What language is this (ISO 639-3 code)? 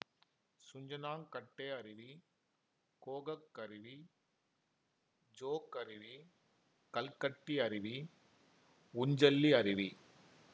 tam